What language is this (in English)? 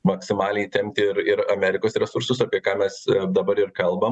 Lithuanian